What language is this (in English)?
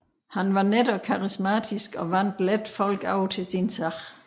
Danish